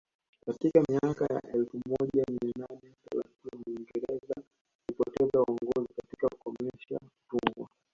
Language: Swahili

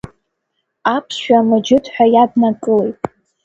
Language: Abkhazian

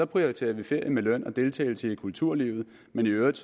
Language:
Danish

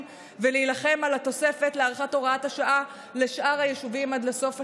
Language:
Hebrew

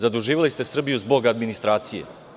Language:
Serbian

